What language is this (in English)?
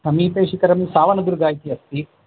Sanskrit